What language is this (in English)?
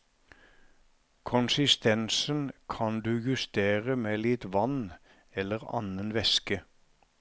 Norwegian